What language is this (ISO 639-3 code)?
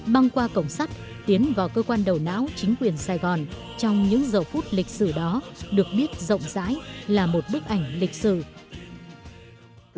vie